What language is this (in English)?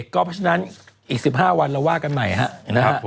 Thai